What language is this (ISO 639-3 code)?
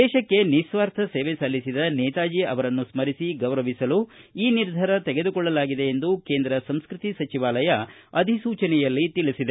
kan